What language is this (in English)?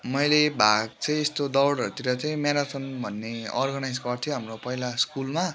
Nepali